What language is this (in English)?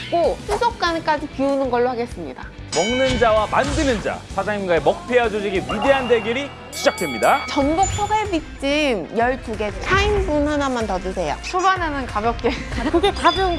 Korean